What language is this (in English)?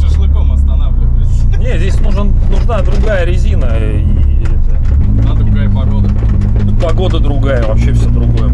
Russian